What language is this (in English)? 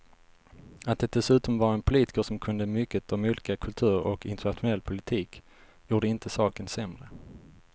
Swedish